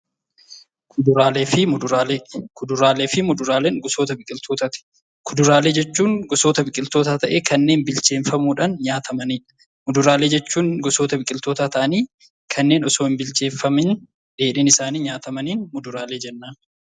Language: Oromo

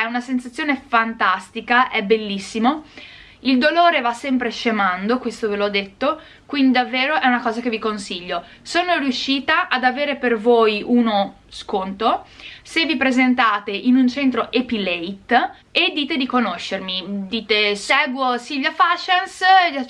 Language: Italian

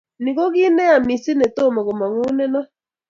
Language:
Kalenjin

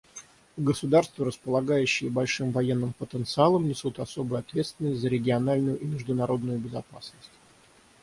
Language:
Russian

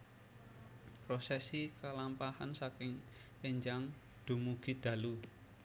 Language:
Javanese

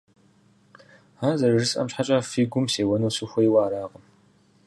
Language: Kabardian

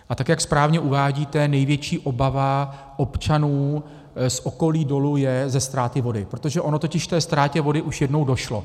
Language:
Czech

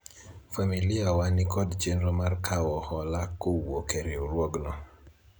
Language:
Luo (Kenya and Tanzania)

